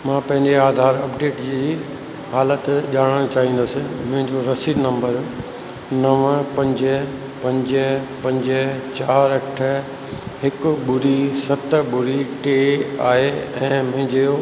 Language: Sindhi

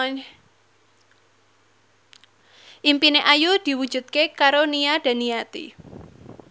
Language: Javanese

